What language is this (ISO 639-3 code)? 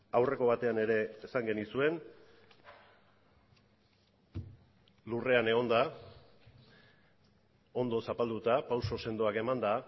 eus